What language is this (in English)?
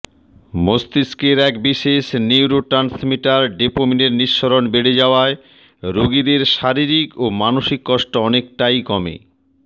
Bangla